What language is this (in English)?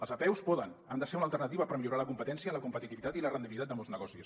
Catalan